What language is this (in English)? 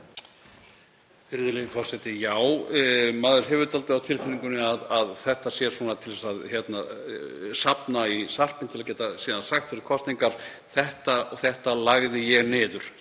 Icelandic